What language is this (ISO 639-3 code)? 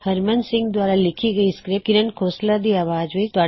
pan